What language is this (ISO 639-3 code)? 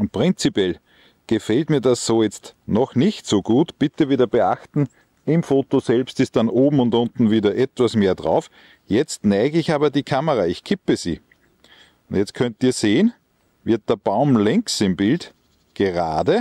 deu